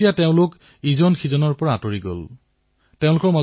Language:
Assamese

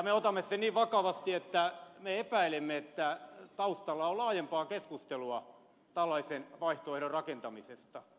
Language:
Finnish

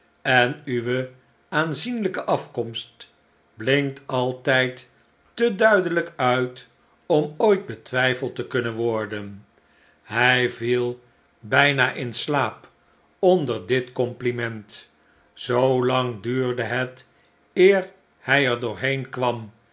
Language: Dutch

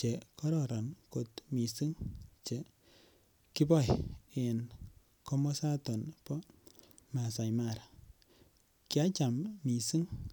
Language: Kalenjin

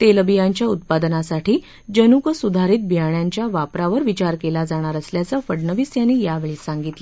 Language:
Marathi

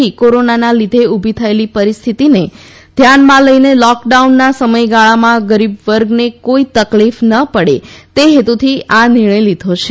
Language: Gujarati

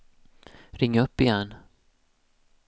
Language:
Swedish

